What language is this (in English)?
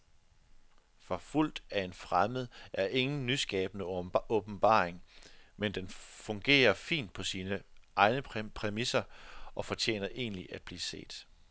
Danish